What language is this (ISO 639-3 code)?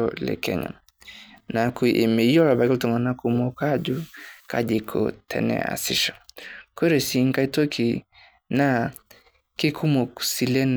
mas